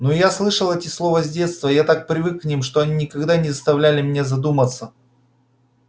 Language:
Russian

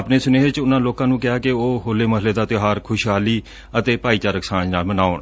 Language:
Punjabi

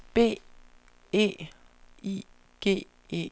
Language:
Danish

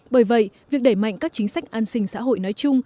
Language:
Vietnamese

